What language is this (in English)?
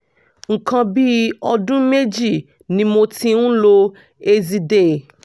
Yoruba